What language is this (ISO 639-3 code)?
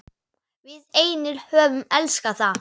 isl